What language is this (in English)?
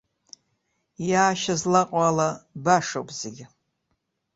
Abkhazian